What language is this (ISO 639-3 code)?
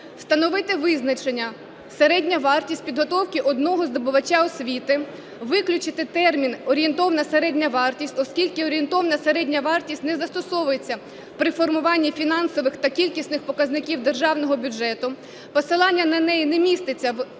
ukr